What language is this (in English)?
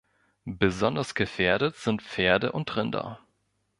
German